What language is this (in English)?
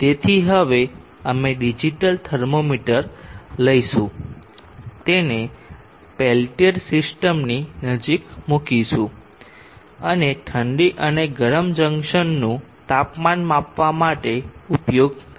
Gujarati